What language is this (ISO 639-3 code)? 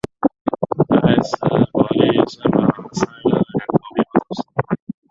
zho